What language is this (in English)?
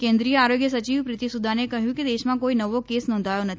Gujarati